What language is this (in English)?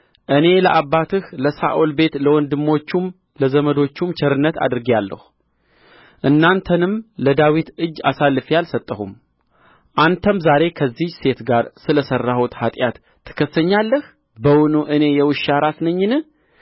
Amharic